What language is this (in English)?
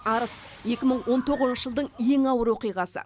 Kazakh